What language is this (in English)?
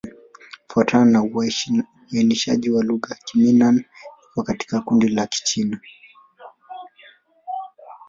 Swahili